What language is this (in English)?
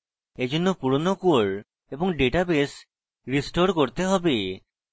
Bangla